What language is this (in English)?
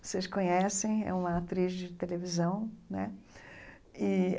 Portuguese